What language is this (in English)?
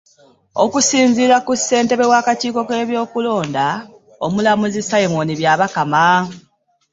Ganda